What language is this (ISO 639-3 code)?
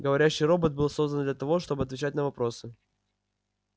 rus